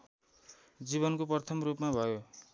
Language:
Nepali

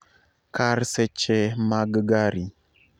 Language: Luo (Kenya and Tanzania)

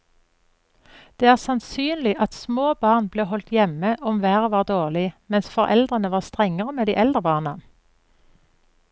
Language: Norwegian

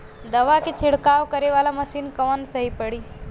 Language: Bhojpuri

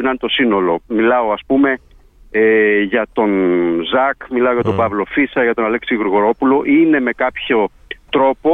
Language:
Greek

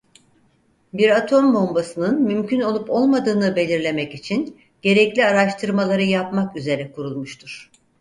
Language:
Turkish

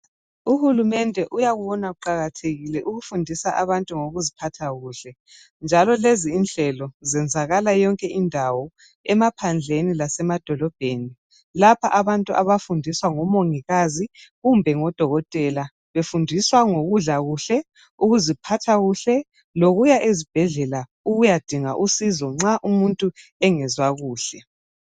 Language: North Ndebele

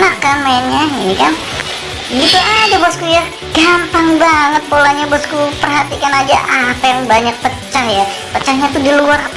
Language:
Indonesian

